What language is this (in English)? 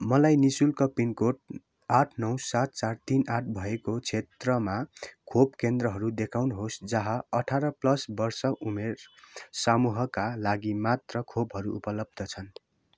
Nepali